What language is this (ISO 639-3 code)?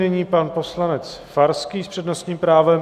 ces